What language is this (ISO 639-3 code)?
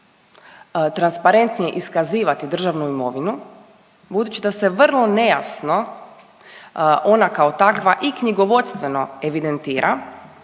hrv